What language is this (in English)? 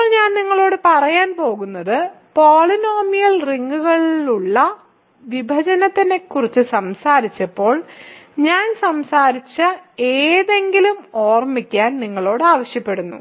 Malayalam